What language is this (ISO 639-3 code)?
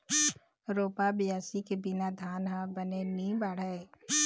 hne